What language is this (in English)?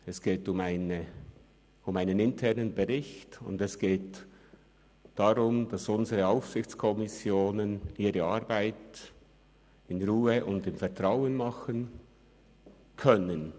Swiss German